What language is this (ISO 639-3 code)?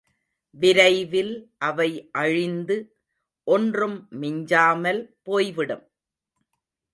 tam